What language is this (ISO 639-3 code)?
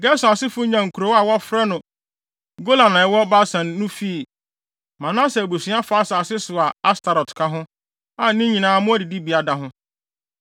aka